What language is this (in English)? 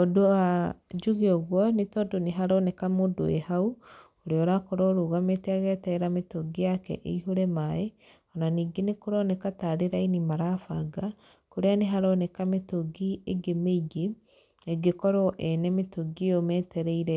Kikuyu